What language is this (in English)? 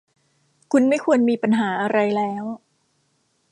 Thai